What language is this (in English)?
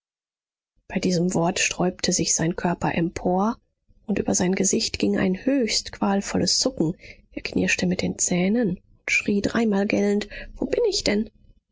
German